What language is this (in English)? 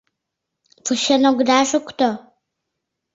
Mari